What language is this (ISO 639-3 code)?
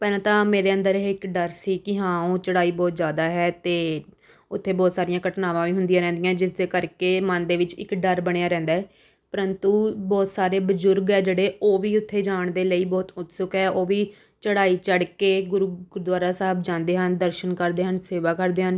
pan